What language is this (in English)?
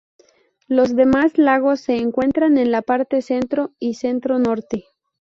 Spanish